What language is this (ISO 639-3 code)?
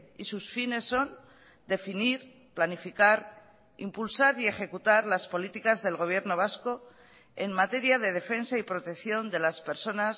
spa